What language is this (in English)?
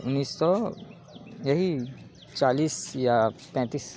Urdu